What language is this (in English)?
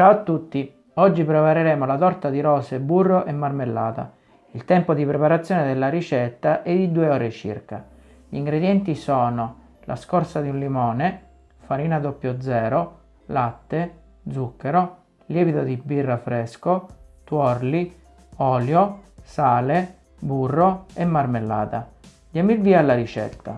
Italian